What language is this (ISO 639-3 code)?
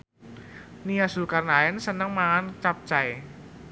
jav